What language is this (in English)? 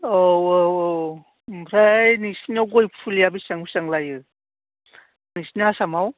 Bodo